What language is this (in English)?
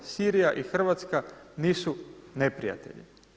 Croatian